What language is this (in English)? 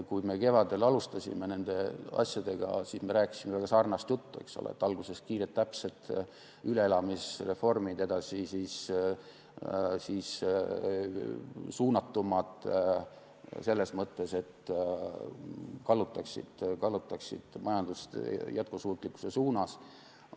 Estonian